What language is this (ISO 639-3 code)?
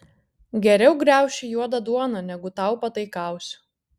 lit